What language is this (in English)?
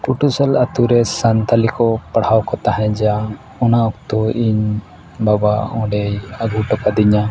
Santali